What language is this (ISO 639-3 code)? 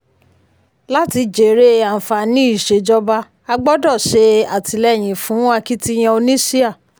yor